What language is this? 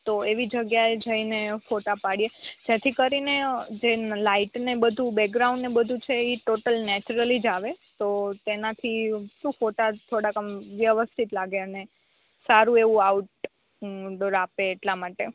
Gujarati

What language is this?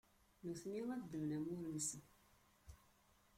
Kabyle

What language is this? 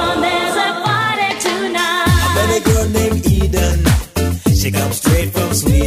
Dutch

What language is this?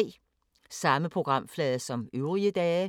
Danish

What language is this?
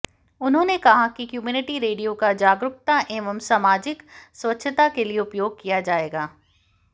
Hindi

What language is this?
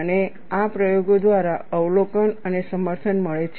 Gujarati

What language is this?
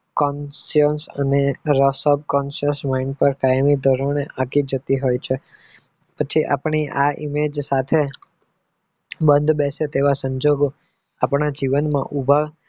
Gujarati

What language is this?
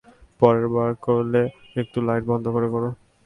Bangla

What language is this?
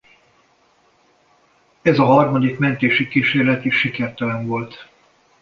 Hungarian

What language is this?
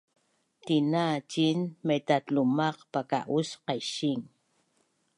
Bunun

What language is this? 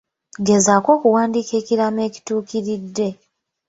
Ganda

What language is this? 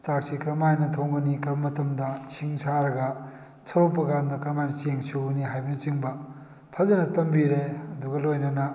Manipuri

